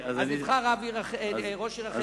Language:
Hebrew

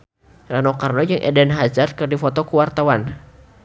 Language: Sundanese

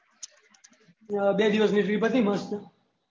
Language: Gujarati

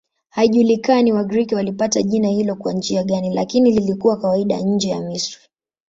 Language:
Swahili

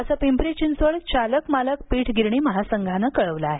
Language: Marathi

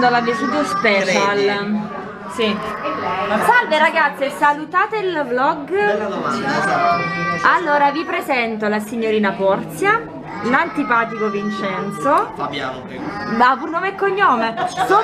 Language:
Italian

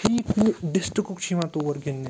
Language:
Kashmiri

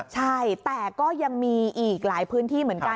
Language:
Thai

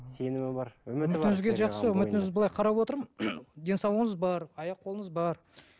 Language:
Kazakh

